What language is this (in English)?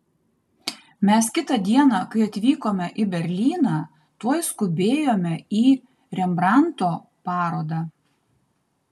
Lithuanian